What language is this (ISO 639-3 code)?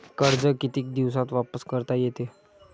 mar